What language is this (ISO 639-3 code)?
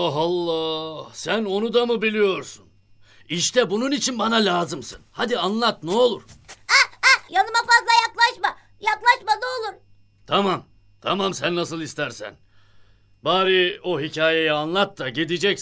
tur